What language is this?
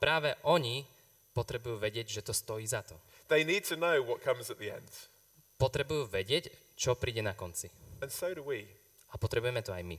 Slovak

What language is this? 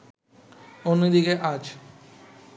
Bangla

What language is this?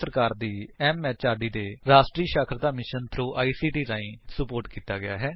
Punjabi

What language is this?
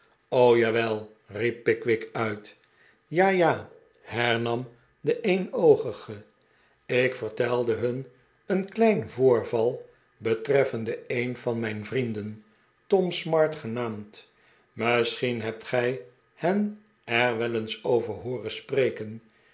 Dutch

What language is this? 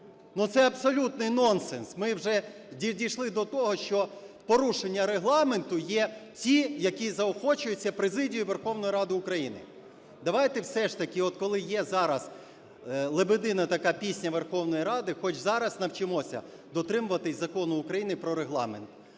Ukrainian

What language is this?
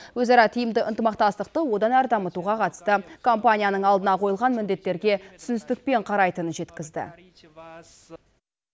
Kazakh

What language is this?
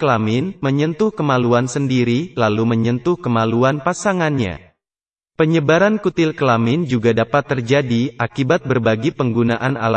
Indonesian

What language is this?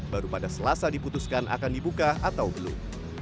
Indonesian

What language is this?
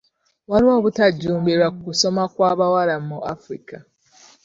Ganda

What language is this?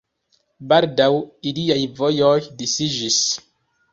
Esperanto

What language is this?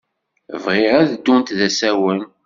Kabyle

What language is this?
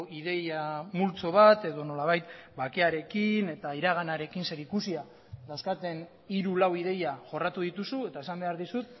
Basque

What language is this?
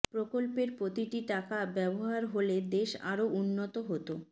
Bangla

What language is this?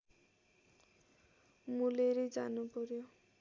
Nepali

